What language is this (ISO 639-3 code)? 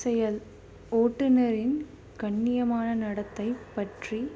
tam